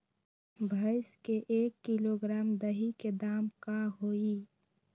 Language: Magahi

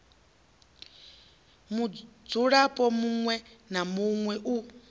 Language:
Venda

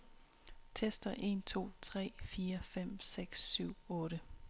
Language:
Danish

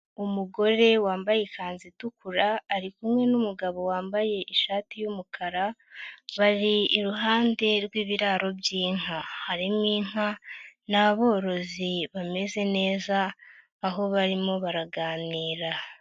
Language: Kinyarwanda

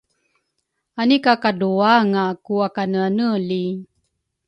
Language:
Rukai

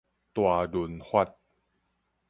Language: Min Nan Chinese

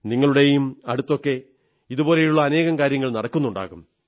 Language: Malayalam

